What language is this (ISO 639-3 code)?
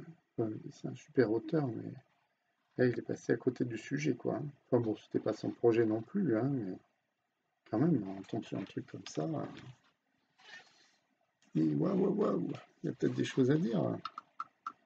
fra